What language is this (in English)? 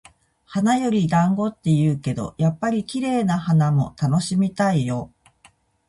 Japanese